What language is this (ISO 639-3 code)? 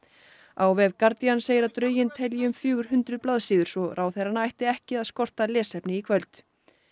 isl